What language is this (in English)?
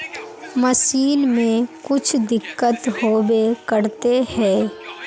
Magahi